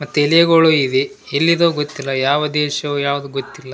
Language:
Kannada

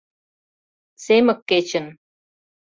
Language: Mari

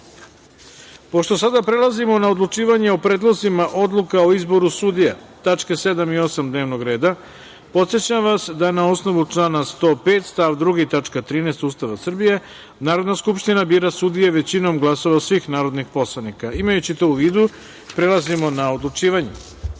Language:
Serbian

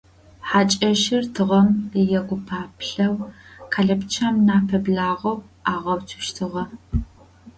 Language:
Adyghe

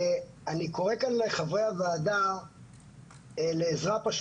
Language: Hebrew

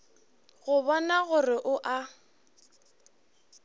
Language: Northern Sotho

